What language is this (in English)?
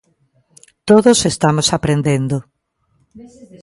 Galician